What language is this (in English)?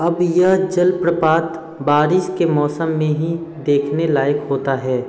Hindi